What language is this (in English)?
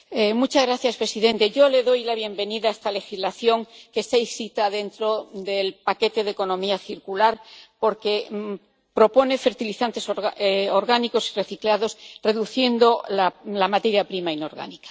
Spanish